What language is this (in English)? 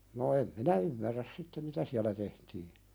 Finnish